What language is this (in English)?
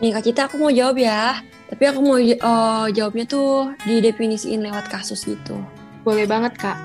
Indonesian